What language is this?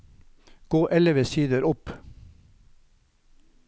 Norwegian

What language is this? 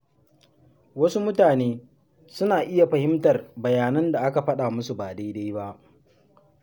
Hausa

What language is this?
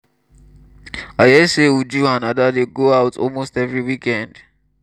Nigerian Pidgin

